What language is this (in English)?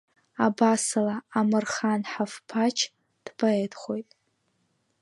Abkhazian